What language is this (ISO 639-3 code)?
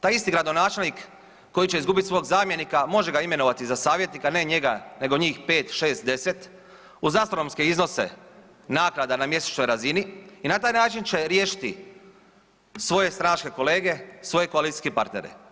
hrv